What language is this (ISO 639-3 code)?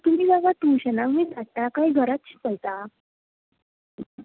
kok